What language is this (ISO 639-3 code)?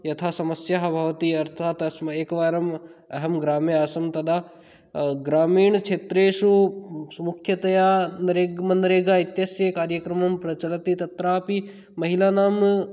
san